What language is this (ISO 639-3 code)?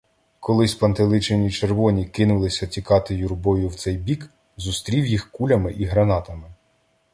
ukr